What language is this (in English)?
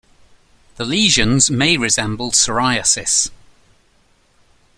English